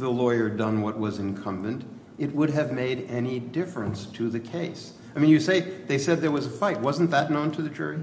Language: English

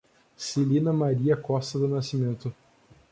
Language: Portuguese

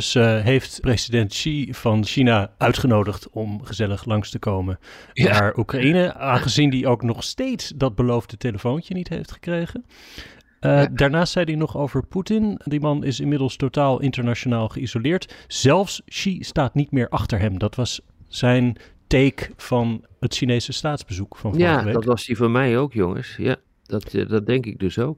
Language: Dutch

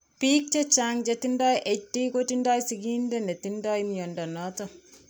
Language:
Kalenjin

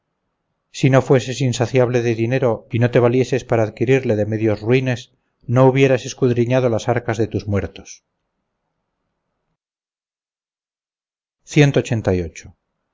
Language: Spanish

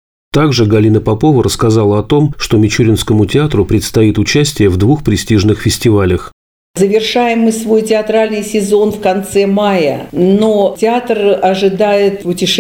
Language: Russian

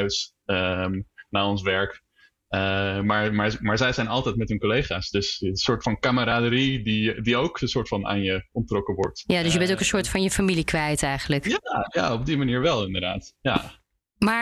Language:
Dutch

